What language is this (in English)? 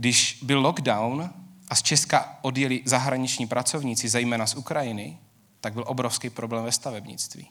Czech